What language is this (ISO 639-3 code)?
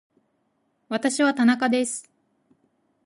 jpn